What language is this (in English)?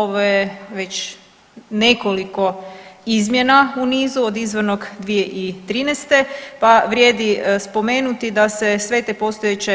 Croatian